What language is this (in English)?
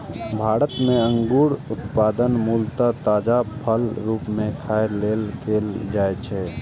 Maithili